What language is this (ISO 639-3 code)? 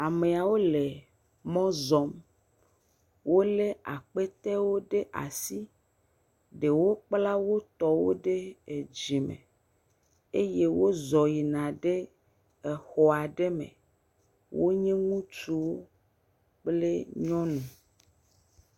ewe